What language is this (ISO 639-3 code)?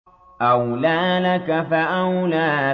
ara